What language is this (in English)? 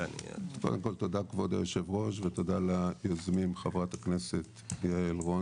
Hebrew